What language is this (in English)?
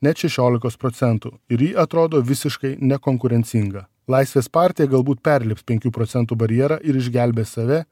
Lithuanian